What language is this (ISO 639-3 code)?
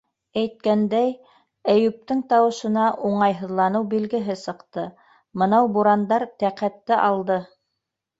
bak